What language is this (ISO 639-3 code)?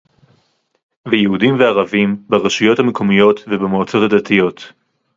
heb